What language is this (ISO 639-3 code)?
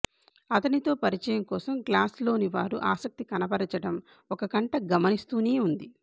tel